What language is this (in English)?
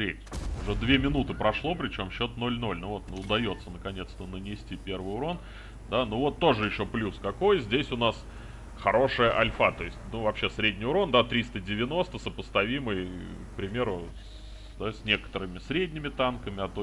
Russian